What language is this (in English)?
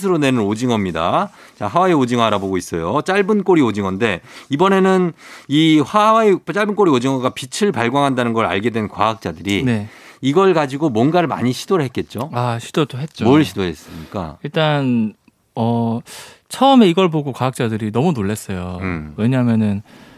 Korean